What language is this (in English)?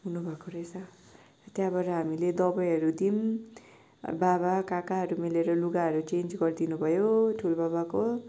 Nepali